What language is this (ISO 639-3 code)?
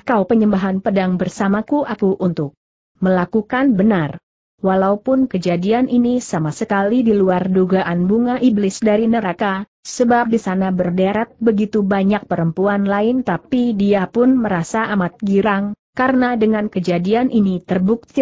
ind